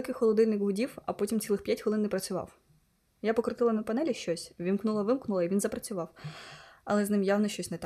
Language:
Ukrainian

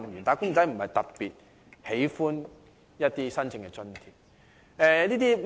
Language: Cantonese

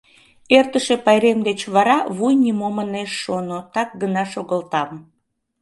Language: Mari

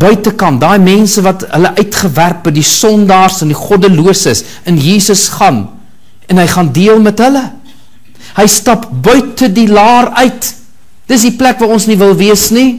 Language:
Dutch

